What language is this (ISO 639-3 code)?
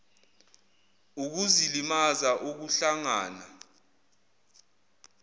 zul